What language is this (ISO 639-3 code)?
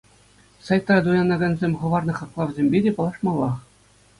chv